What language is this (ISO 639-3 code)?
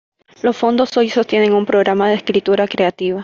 spa